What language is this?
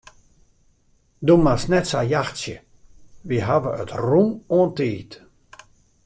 Western Frisian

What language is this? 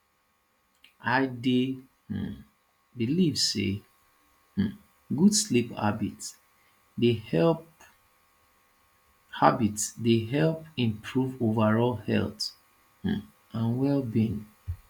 Nigerian Pidgin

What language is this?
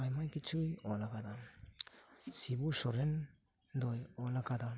Santali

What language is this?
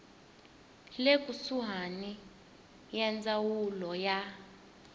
Tsonga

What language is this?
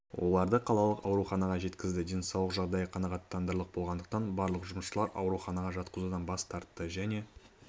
Kazakh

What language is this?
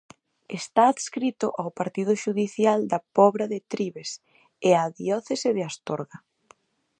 Galician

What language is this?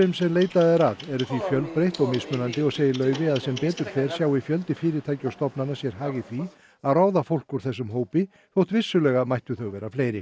Icelandic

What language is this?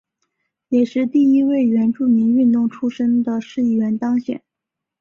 Chinese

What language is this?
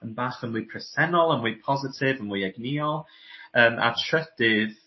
Welsh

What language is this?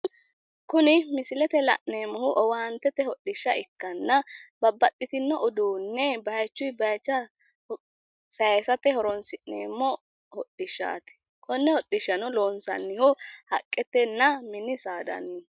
Sidamo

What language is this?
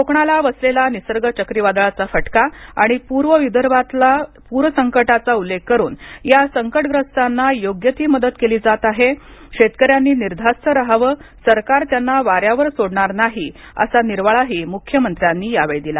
Marathi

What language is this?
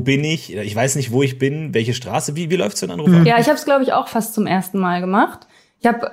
German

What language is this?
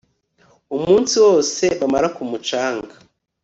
Kinyarwanda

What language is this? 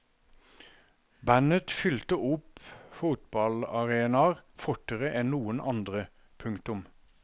Norwegian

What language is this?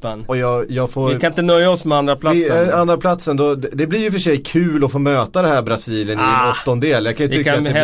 Swedish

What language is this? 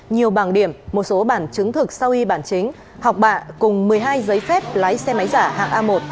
Vietnamese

